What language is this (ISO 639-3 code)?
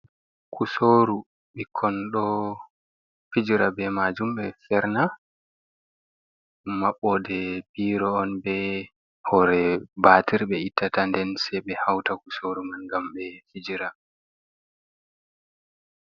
ful